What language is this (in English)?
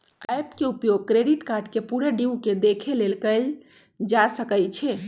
Magahi